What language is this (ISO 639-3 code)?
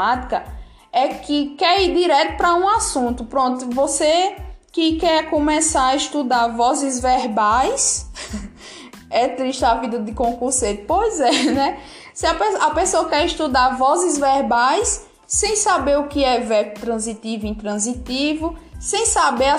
por